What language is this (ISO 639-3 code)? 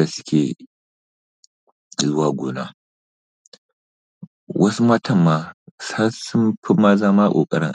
hau